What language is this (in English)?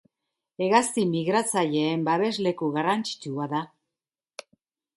Basque